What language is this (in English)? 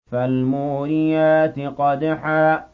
Arabic